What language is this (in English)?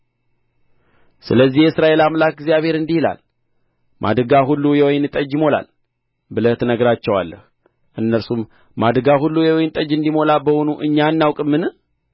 Amharic